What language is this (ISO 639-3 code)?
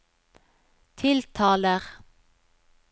nor